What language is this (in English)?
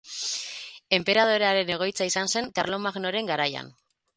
Basque